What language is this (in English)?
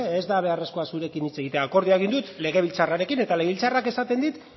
Basque